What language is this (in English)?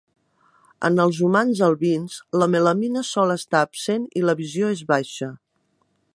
Catalan